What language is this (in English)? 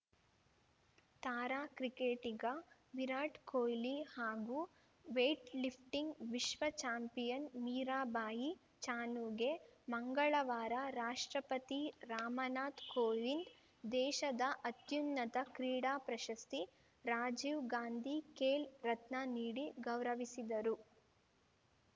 Kannada